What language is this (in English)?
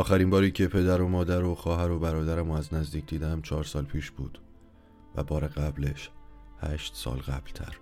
Persian